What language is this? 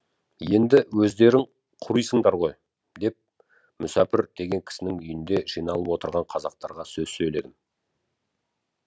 Kazakh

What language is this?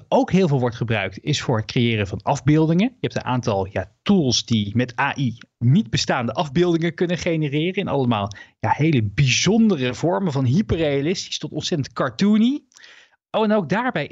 Dutch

